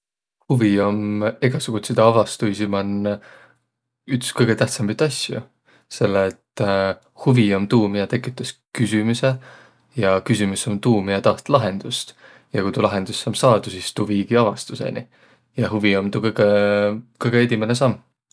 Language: Võro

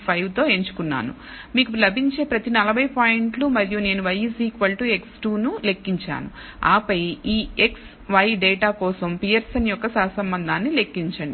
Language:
Telugu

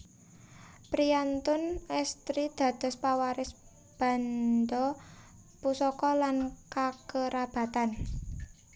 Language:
Javanese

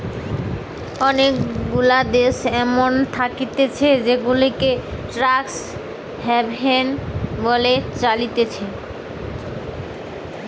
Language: Bangla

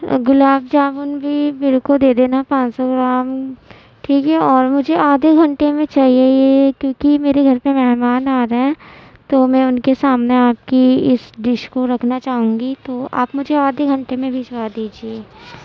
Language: Urdu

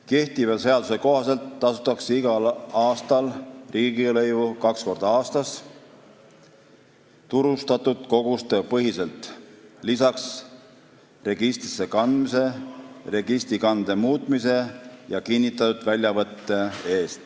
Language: Estonian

